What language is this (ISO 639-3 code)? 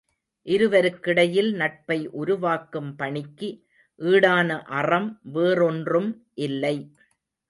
tam